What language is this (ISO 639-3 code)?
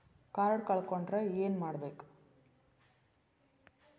kan